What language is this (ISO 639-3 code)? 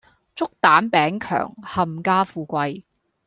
yue